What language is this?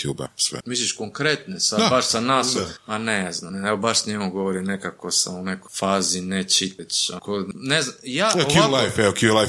Croatian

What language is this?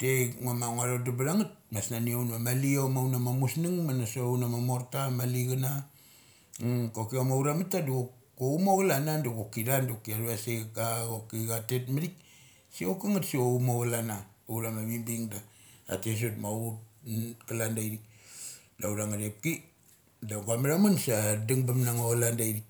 Mali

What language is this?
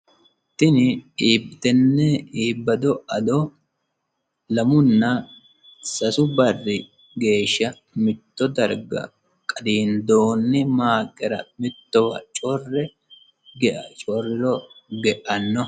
Sidamo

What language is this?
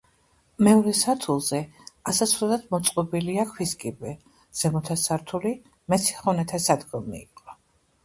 Georgian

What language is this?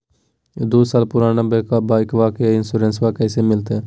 Magahi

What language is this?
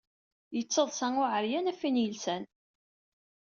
Kabyle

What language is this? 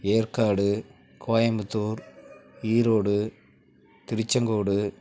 Tamil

